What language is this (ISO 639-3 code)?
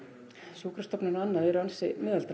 isl